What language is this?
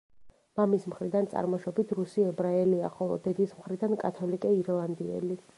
Georgian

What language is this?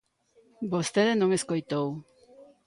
Galician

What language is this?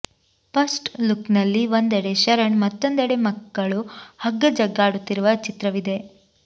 Kannada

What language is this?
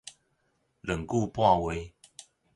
Min Nan Chinese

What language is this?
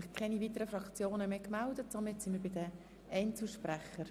Swiss German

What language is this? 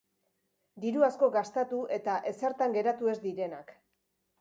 Basque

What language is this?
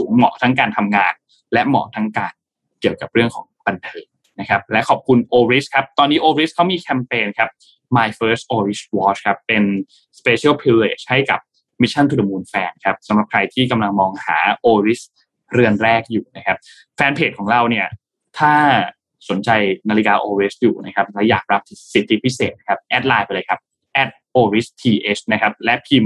Thai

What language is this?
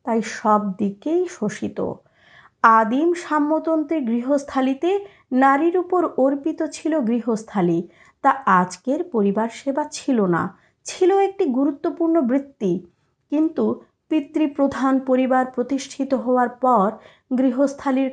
Bangla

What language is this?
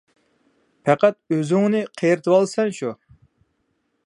Uyghur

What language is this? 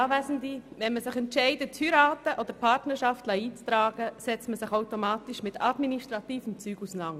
Swiss German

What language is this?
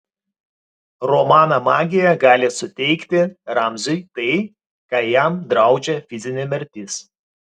Lithuanian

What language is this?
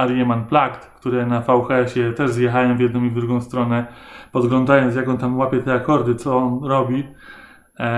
Polish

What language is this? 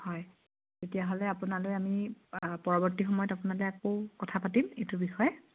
Assamese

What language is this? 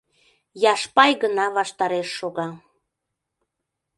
Mari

